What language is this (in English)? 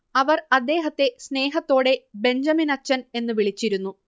Malayalam